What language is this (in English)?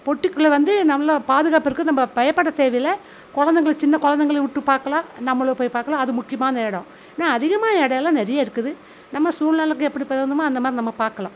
Tamil